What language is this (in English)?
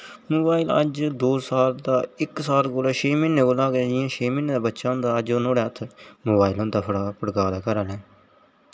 Dogri